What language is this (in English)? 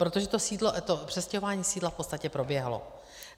Czech